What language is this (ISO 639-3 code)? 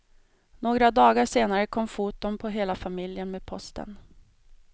swe